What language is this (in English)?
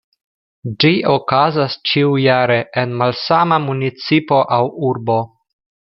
Esperanto